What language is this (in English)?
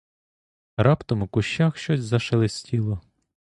Ukrainian